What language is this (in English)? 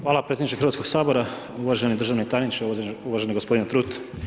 Croatian